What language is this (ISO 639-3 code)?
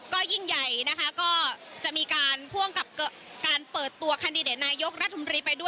tha